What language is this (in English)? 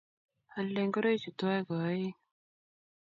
Kalenjin